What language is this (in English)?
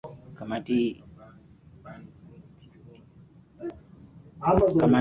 Swahili